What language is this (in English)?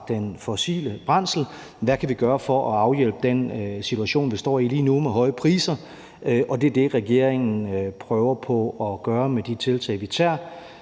Danish